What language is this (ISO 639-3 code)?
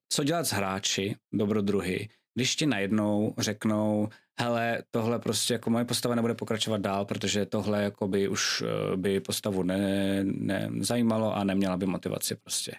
ces